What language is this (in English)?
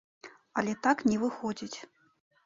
Belarusian